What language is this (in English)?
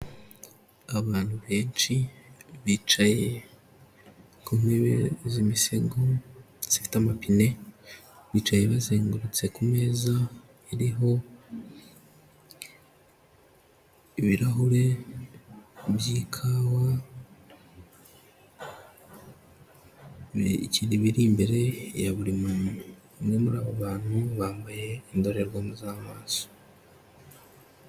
Kinyarwanda